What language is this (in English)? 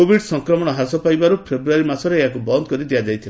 Odia